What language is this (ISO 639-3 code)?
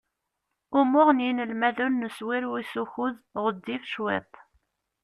kab